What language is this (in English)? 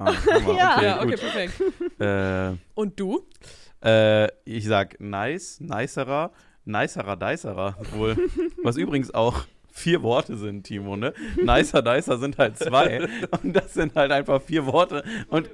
German